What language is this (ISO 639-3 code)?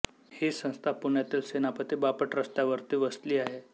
mar